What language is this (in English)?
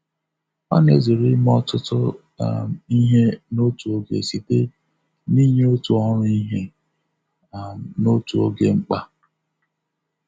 Igbo